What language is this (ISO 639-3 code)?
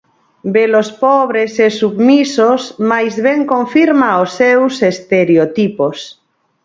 glg